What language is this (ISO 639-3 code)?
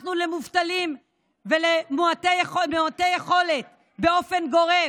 heb